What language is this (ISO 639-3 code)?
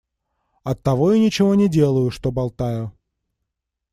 rus